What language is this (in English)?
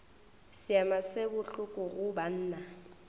Northern Sotho